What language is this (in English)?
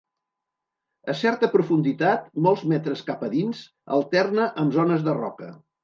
Catalan